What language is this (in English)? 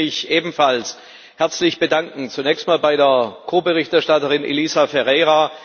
German